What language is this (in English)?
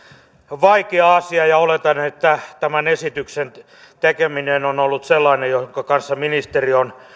Finnish